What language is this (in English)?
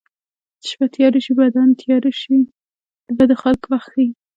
Pashto